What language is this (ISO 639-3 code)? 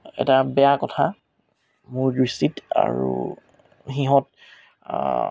asm